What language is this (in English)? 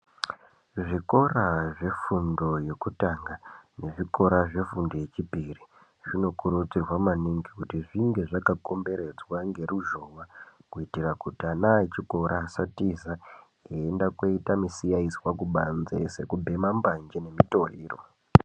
Ndau